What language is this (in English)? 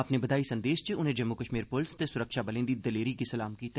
Dogri